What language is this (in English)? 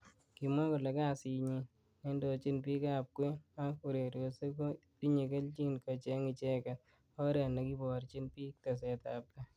Kalenjin